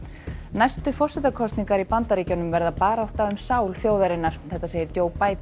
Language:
Icelandic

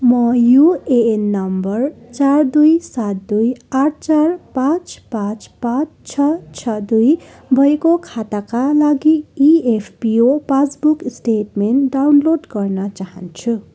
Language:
Nepali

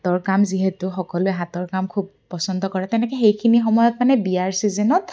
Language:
Assamese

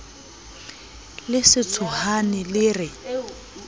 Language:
Southern Sotho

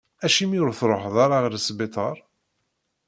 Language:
Kabyle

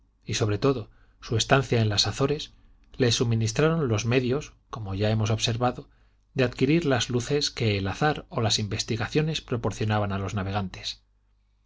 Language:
Spanish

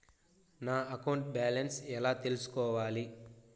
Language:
Telugu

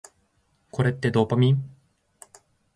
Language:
Japanese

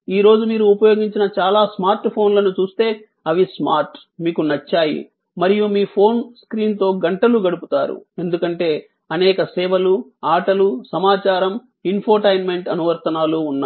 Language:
Telugu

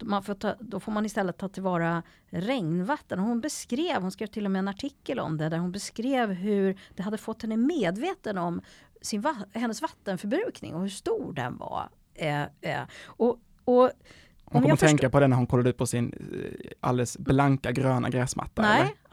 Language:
Swedish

